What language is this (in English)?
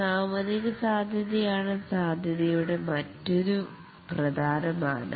Malayalam